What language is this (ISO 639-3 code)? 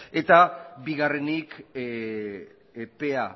eus